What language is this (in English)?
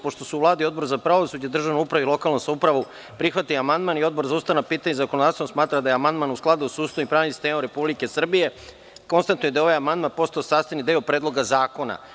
Serbian